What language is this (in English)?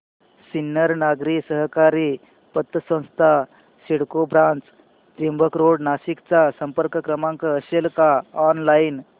Marathi